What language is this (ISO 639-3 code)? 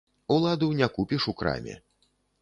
bel